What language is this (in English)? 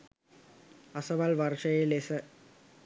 Sinhala